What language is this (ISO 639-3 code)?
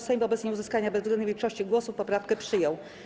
pol